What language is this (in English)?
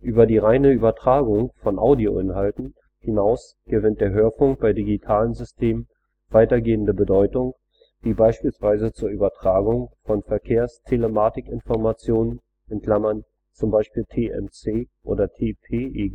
German